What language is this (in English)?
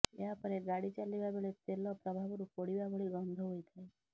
Odia